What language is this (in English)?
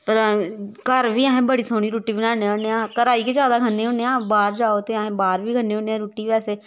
Dogri